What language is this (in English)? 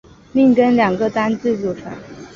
Chinese